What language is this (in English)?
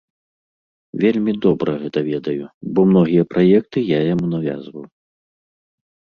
Belarusian